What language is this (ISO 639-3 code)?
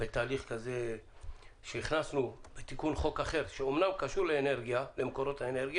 heb